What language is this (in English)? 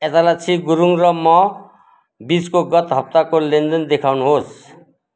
Nepali